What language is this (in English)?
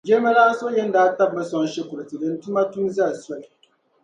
Dagbani